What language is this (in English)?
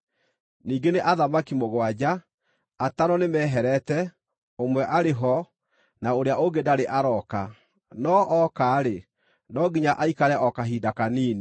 Kikuyu